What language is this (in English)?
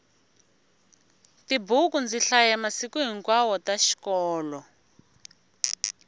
Tsonga